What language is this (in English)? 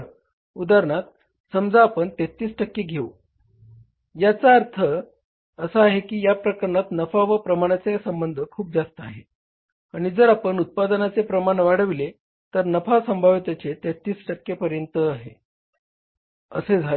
Marathi